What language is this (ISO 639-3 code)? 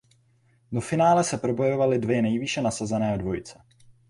ces